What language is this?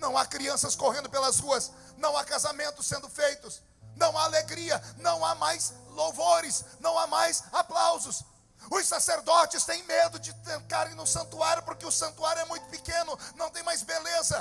Portuguese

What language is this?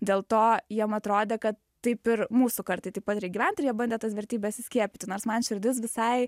Lithuanian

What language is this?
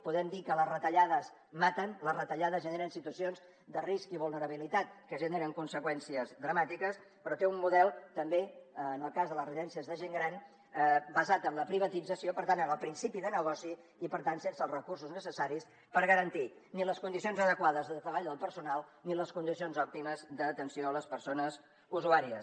Catalan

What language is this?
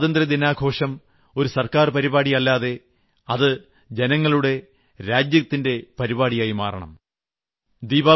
Malayalam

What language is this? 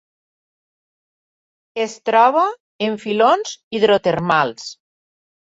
Catalan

